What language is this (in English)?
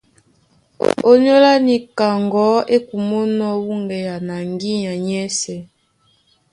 Duala